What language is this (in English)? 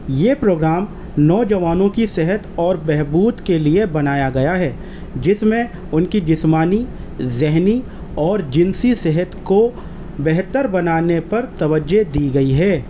Urdu